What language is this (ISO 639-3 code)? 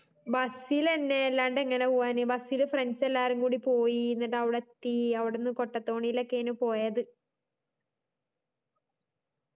mal